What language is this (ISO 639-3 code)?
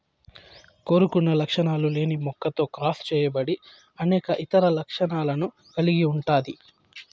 tel